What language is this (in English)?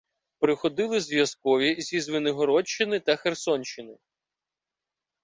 Ukrainian